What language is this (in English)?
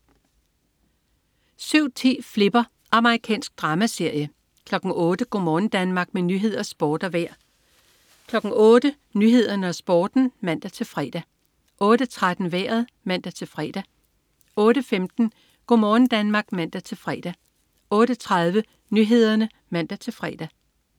Danish